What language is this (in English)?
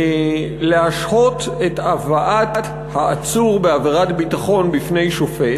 Hebrew